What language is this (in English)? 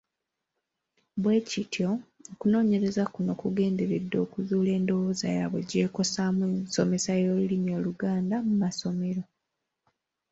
Ganda